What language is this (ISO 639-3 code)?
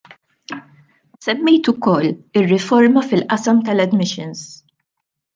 mlt